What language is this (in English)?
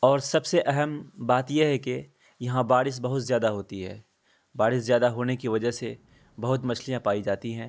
Urdu